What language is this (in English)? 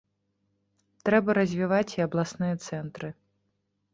Belarusian